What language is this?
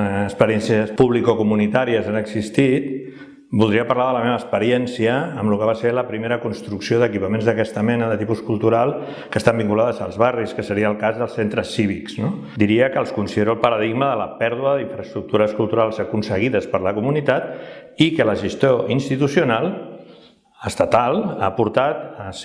Spanish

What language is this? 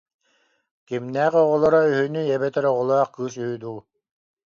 Yakut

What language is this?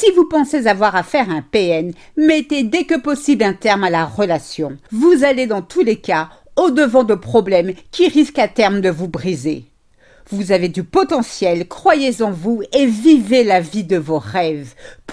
French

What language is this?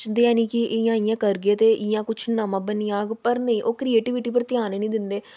Dogri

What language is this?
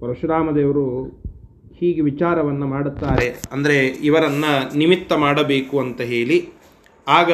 Kannada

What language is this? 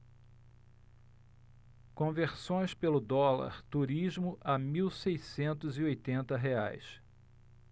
Portuguese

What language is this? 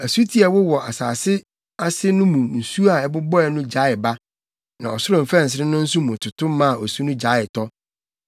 Akan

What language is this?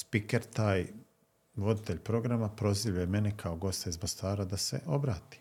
Croatian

